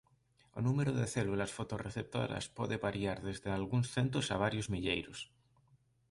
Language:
Galician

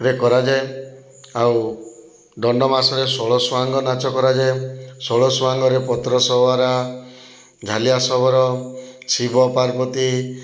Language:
Odia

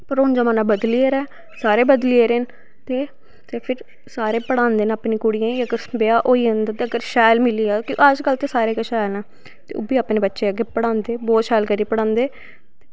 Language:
Dogri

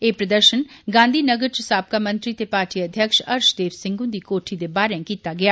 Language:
Dogri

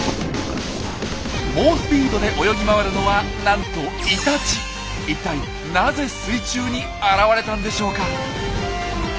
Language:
Japanese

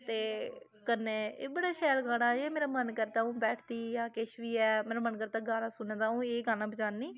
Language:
Dogri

